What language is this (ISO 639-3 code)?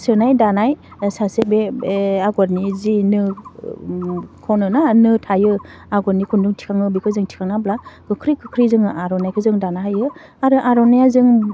brx